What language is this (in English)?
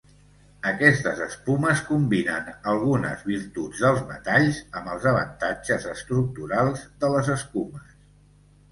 Catalan